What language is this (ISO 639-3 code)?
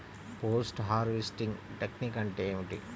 tel